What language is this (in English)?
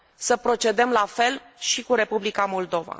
Romanian